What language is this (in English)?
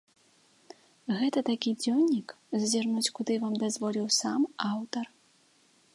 Belarusian